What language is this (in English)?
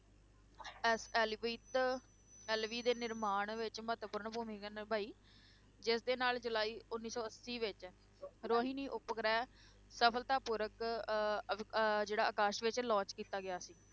Punjabi